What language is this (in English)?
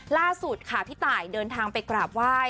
Thai